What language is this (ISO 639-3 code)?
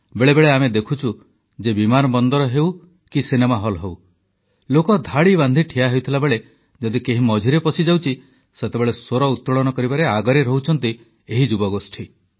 ori